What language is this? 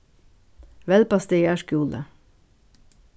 Faroese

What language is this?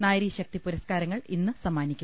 Malayalam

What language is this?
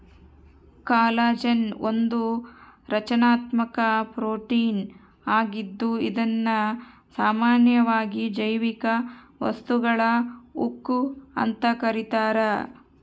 Kannada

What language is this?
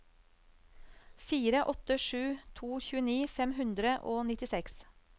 Norwegian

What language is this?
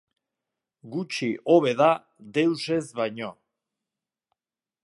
Basque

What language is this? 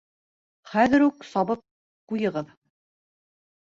Bashkir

